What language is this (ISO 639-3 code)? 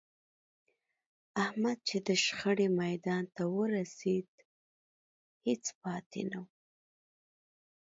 pus